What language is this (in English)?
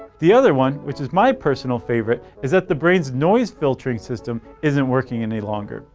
English